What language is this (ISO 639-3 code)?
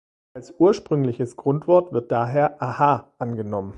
deu